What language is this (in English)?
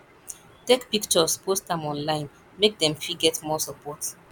Nigerian Pidgin